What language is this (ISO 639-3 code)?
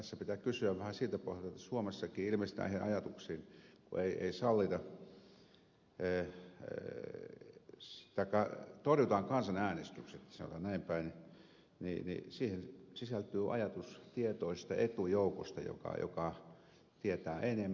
fin